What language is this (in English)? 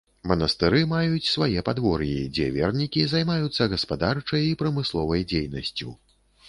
Belarusian